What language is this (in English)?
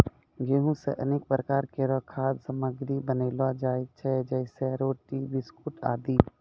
Maithili